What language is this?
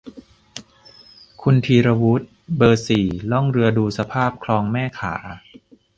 Thai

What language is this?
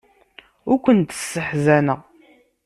Kabyle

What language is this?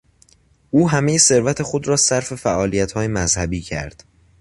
Persian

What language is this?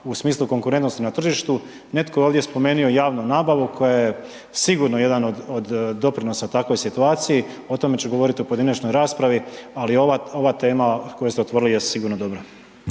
Croatian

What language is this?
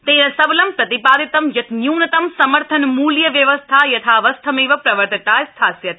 Sanskrit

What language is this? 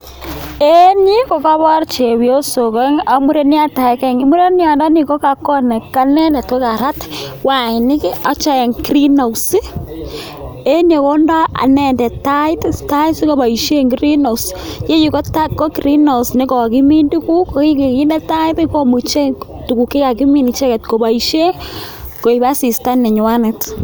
Kalenjin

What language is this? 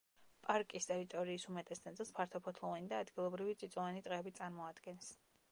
Georgian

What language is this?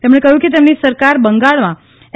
Gujarati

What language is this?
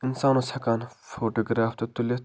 Kashmiri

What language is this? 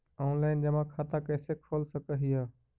Magahi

